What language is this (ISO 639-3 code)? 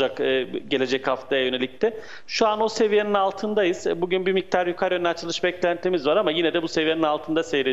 tur